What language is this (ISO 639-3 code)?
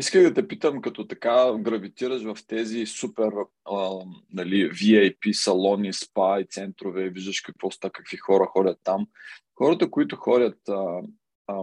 bul